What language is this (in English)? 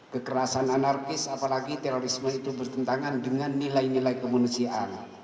Indonesian